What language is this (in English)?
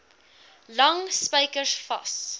Afrikaans